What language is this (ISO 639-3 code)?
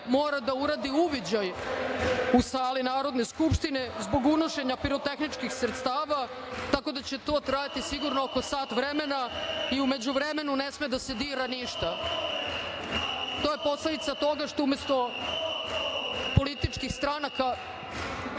srp